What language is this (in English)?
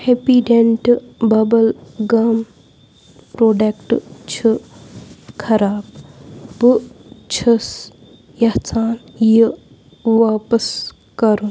Kashmiri